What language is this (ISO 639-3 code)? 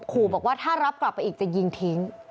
tha